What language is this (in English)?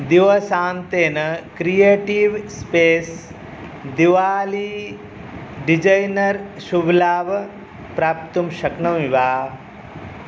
Sanskrit